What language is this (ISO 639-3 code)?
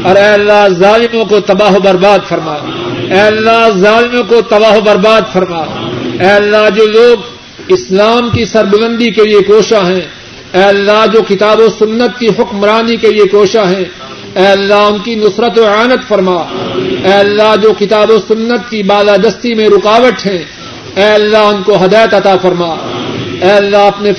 urd